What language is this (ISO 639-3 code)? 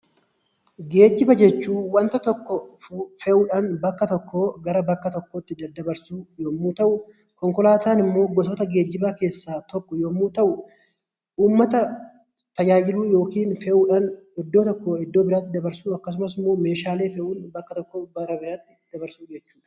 orm